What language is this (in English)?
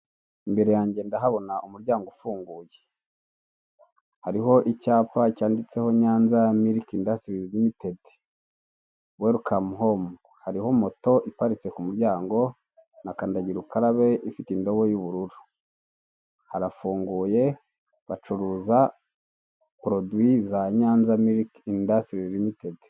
Kinyarwanda